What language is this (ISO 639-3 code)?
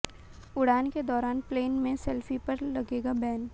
hin